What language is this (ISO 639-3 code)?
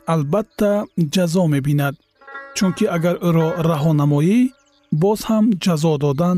fas